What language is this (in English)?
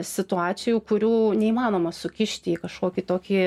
Lithuanian